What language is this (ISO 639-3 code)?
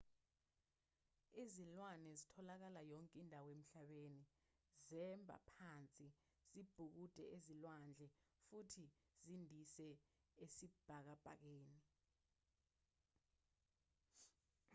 zul